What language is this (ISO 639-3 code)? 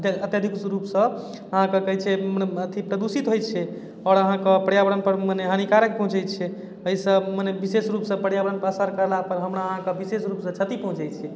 mai